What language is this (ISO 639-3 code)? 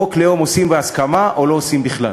heb